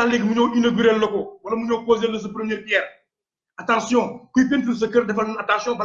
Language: French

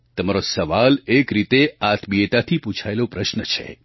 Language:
Gujarati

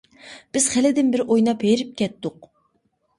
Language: Uyghur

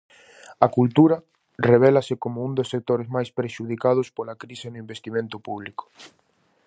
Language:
Galician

